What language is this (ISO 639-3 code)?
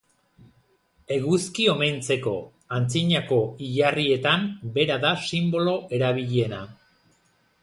eus